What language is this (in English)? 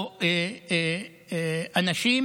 Hebrew